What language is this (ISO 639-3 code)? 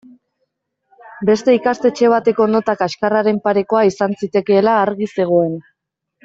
eus